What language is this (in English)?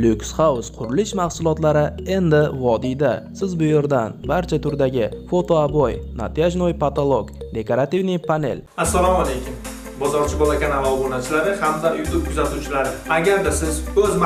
Turkish